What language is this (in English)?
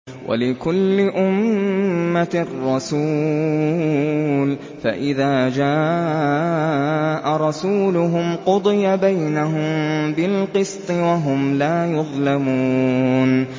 Arabic